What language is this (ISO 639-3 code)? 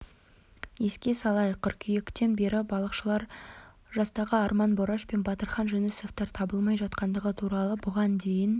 kaz